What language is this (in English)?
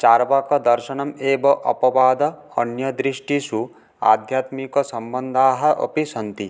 Sanskrit